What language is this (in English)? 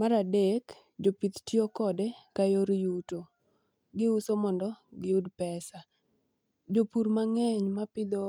Luo (Kenya and Tanzania)